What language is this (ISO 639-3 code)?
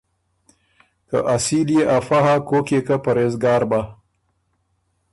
oru